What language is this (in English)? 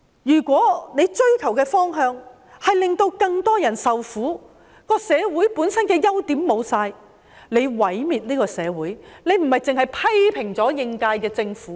Cantonese